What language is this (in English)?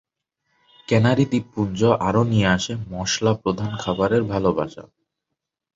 Bangla